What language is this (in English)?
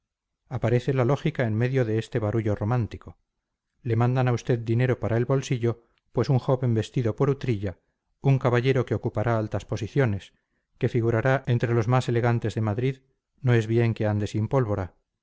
Spanish